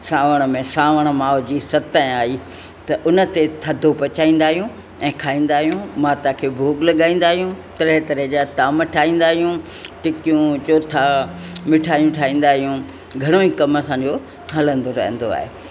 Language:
Sindhi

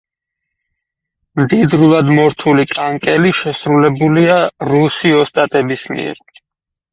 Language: Georgian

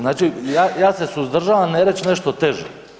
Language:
Croatian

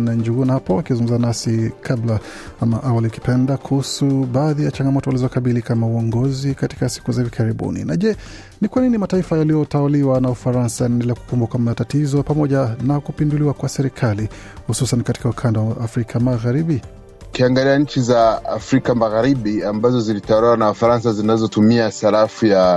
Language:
Swahili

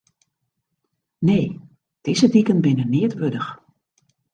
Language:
Western Frisian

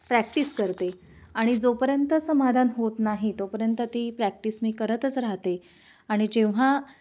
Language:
Marathi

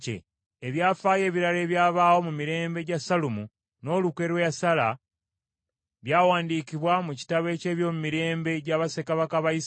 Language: Ganda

